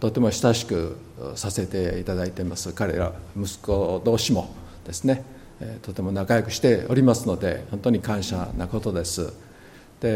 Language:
Japanese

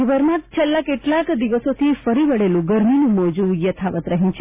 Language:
Gujarati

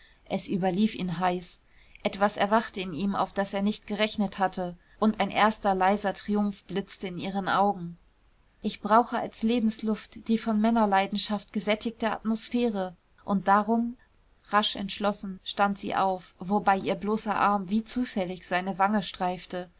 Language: German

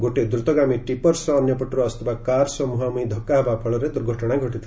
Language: Odia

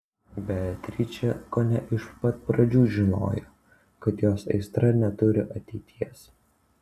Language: Lithuanian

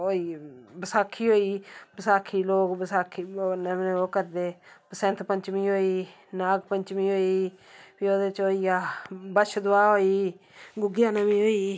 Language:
Dogri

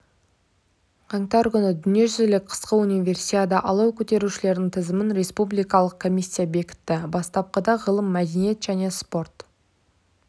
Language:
Kazakh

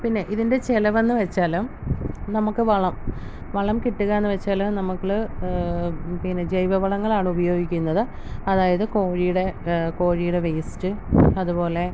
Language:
Malayalam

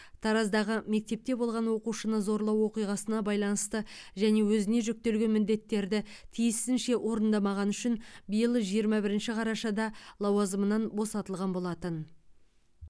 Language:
Kazakh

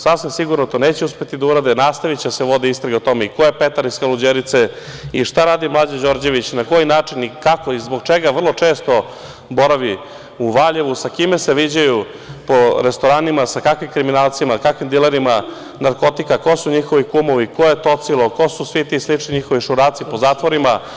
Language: Serbian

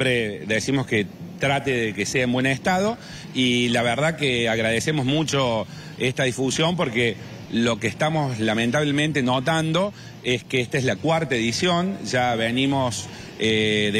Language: Spanish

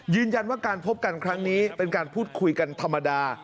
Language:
Thai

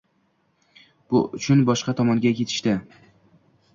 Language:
Uzbek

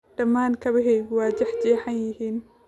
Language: Somali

